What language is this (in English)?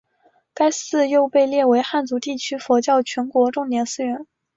Chinese